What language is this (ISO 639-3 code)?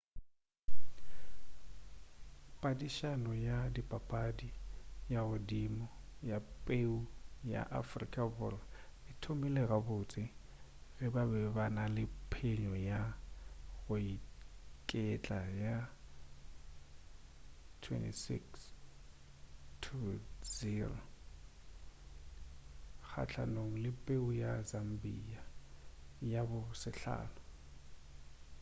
nso